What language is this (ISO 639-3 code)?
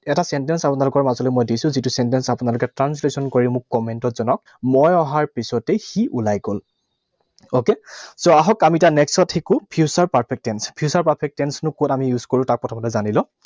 asm